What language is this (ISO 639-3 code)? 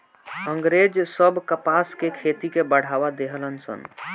bho